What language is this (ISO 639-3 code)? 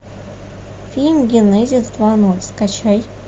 rus